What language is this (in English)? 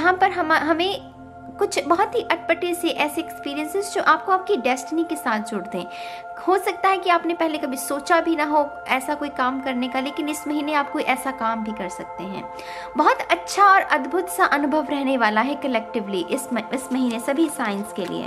Hindi